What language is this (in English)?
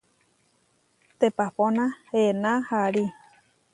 Huarijio